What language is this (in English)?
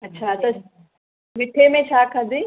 Sindhi